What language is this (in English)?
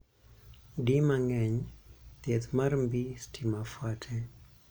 Luo (Kenya and Tanzania)